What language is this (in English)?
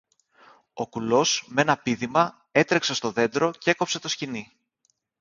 Greek